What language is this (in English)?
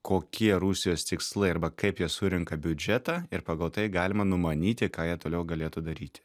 Lithuanian